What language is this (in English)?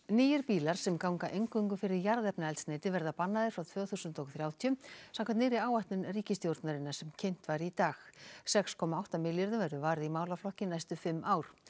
Icelandic